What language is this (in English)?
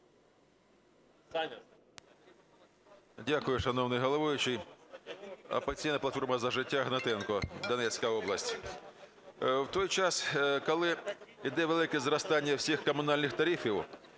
Ukrainian